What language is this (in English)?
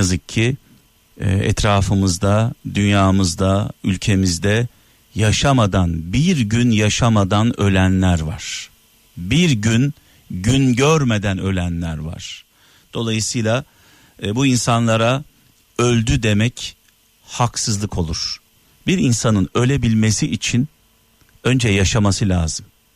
Turkish